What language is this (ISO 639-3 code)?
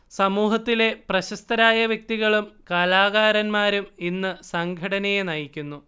mal